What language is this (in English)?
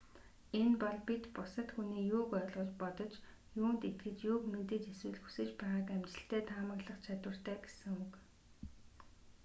Mongolian